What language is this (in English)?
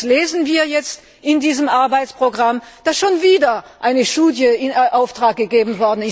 German